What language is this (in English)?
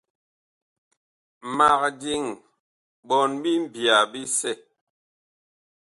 Bakoko